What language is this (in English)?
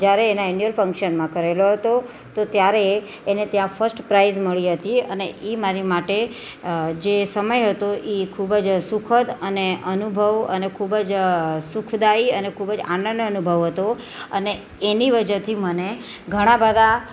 Gujarati